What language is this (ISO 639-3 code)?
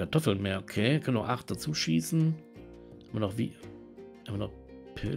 deu